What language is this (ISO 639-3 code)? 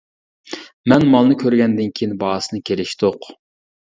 uig